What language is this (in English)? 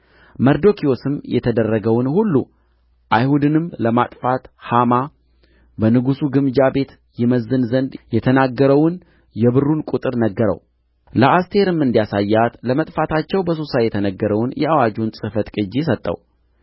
Amharic